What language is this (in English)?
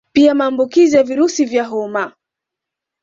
Swahili